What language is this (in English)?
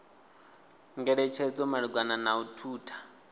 Venda